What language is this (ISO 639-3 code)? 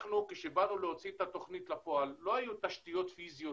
heb